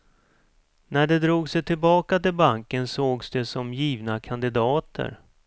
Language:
Swedish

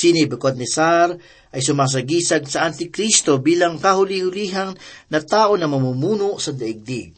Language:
Filipino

